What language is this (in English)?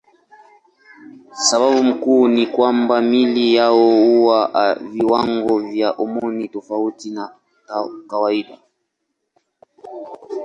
Swahili